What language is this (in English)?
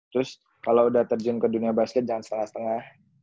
Indonesian